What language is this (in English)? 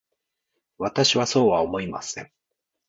Japanese